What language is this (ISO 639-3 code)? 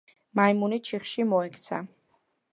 kat